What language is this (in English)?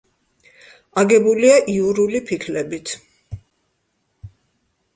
Georgian